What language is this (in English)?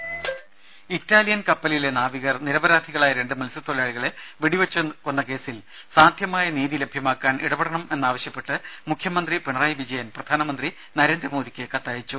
Malayalam